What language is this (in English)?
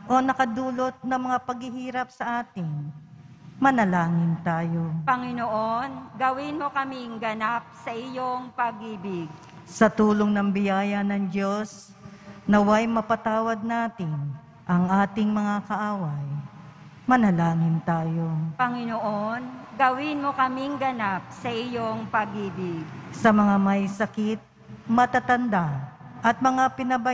Filipino